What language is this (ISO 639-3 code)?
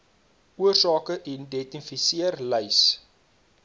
afr